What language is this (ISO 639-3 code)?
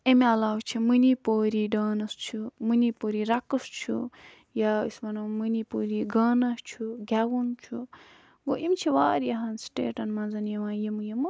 kas